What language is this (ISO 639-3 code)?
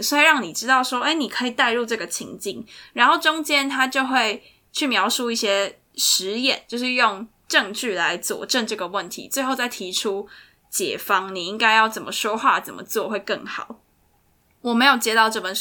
zho